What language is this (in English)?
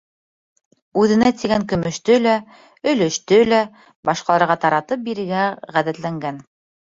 Bashkir